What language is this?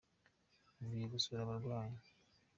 Kinyarwanda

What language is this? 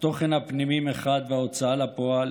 Hebrew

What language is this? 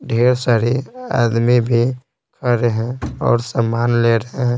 Hindi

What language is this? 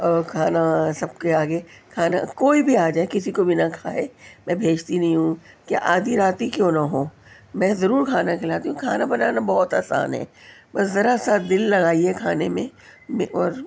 Urdu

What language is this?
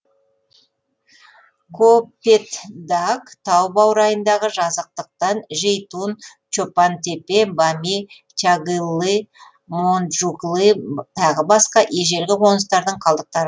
Kazakh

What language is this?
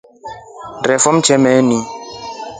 Rombo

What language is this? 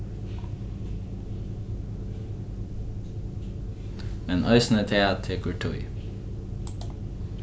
Faroese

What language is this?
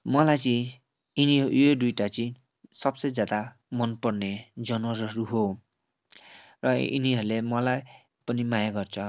Nepali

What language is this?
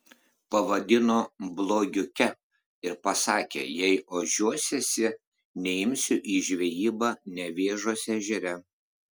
Lithuanian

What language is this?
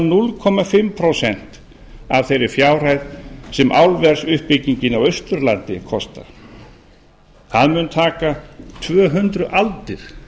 Icelandic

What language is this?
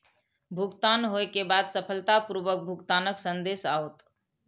Maithili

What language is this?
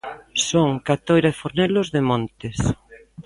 Galician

